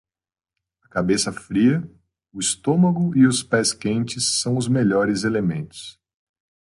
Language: Portuguese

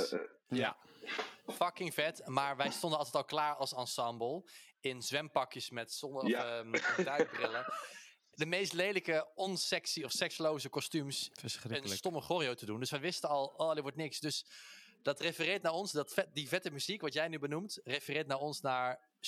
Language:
Dutch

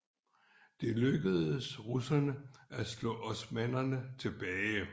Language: Danish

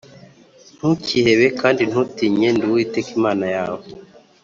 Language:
Kinyarwanda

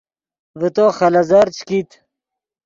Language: Yidgha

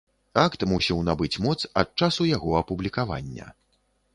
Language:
Belarusian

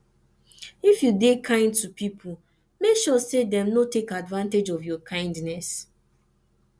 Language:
Nigerian Pidgin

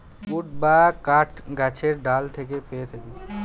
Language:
Bangla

